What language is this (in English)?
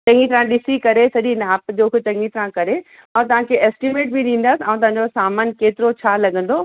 Sindhi